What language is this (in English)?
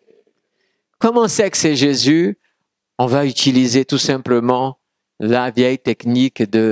French